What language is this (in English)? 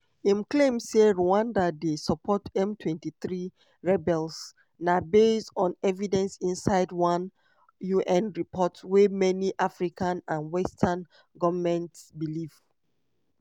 Nigerian Pidgin